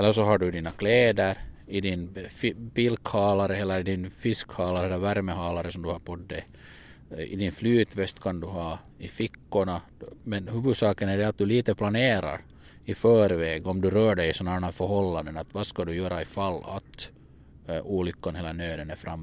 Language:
Swedish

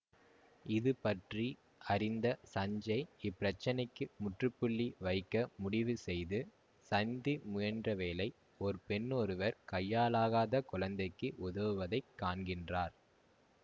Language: Tamil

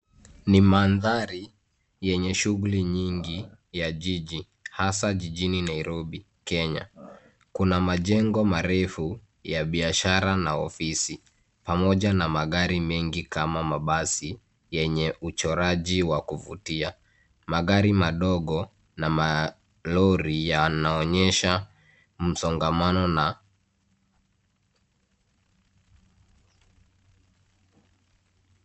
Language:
Swahili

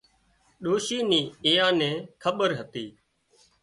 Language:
Wadiyara Koli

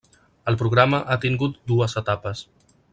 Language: Catalan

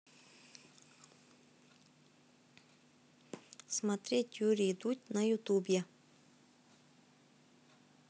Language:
Russian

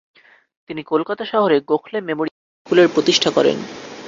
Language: Bangla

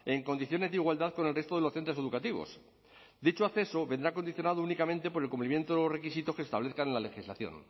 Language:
Spanish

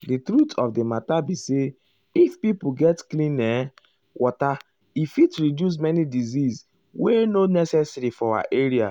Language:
Nigerian Pidgin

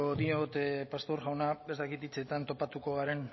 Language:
Basque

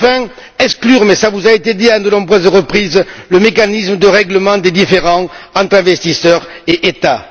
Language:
French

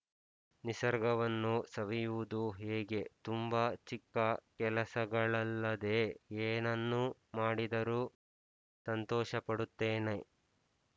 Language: Kannada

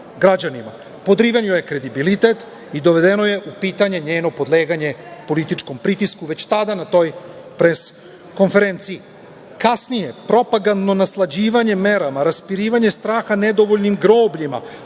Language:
Serbian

